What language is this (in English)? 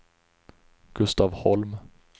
Swedish